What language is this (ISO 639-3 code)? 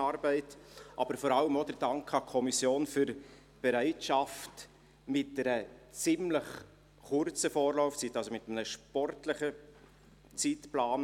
gsw